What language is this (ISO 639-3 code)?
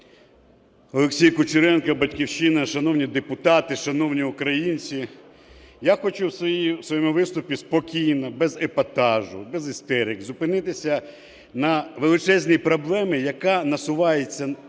ukr